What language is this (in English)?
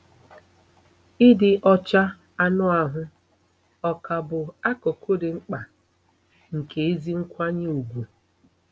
Igbo